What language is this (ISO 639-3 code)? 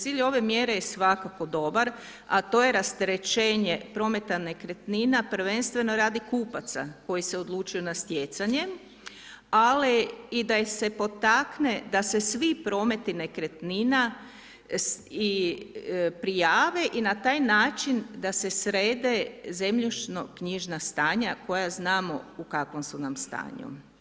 hrv